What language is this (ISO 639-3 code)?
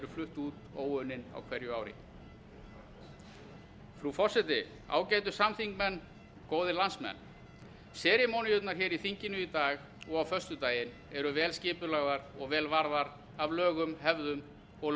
isl